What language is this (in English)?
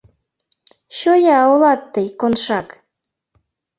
Mari